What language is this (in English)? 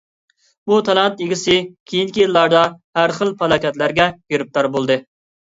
Uyghur